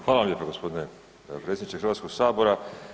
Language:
Croatian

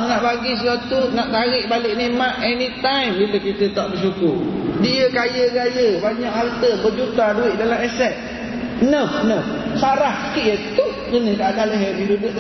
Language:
Malay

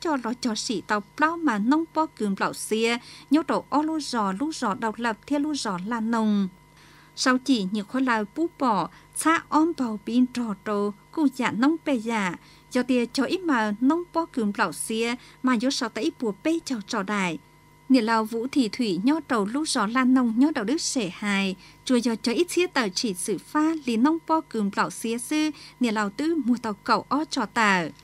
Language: Vietnamese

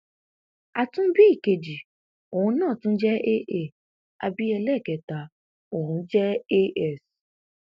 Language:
Yoruba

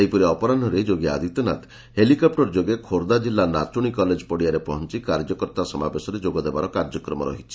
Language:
Odia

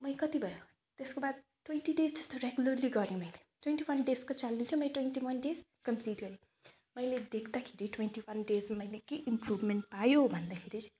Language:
Nepali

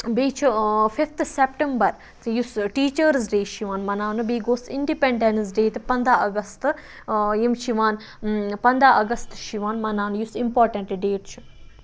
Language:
Kashmiri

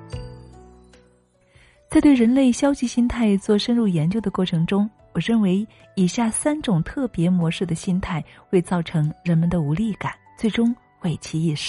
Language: Chinese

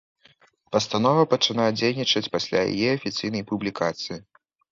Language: Belarusian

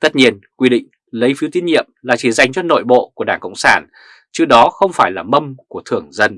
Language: Vietnamese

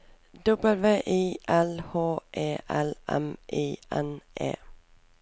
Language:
Norwegian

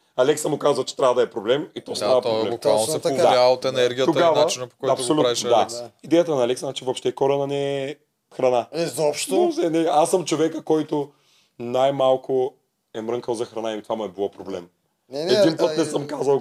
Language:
Bulgarian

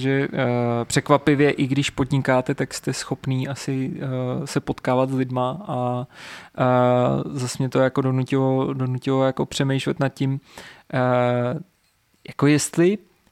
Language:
Czech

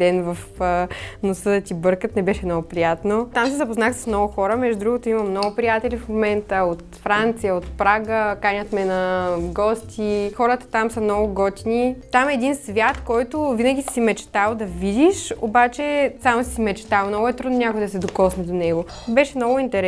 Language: Bulgarian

